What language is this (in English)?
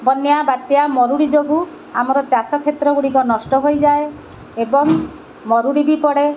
Odia